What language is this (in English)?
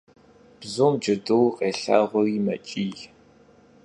Kabardian